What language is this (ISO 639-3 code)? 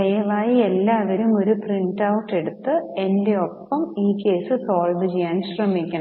mal